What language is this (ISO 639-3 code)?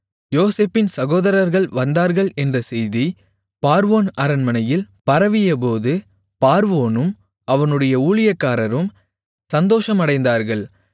tam